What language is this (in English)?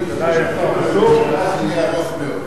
Hebrew